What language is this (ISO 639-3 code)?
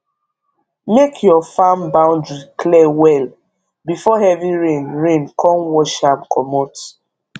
pcm